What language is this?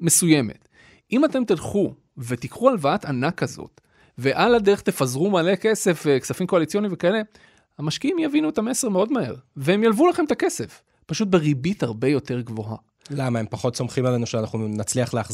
Hebrew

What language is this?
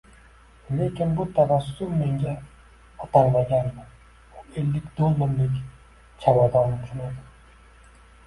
Uzbek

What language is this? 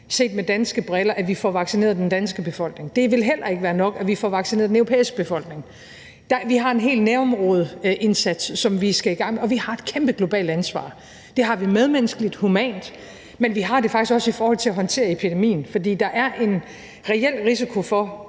Danish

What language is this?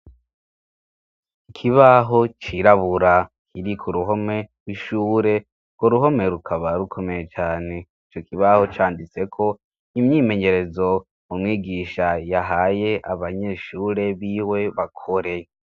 Rundi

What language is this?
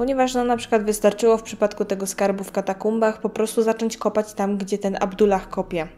Polish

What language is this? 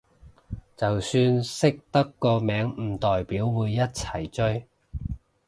Cantonese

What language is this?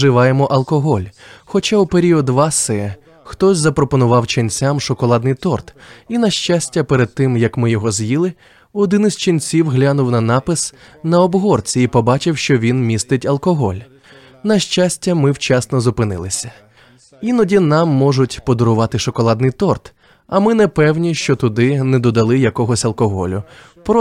Ukrainian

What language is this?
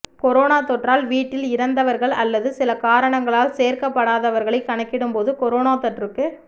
Tamil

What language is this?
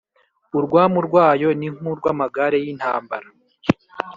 Kinyarwanda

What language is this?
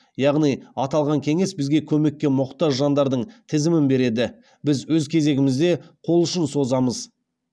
Kazakh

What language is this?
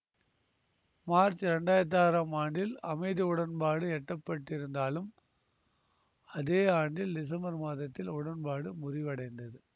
Tamil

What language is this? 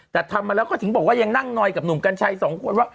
Thai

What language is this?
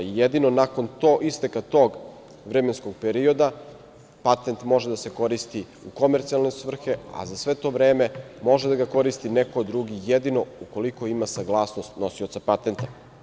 Serbian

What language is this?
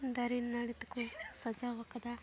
Santali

